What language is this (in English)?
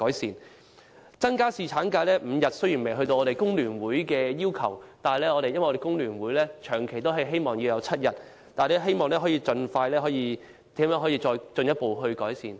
Cantonese